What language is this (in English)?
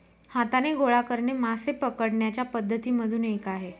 Marathi